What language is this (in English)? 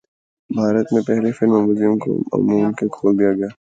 Urdu